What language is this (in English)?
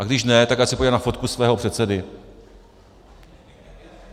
Czech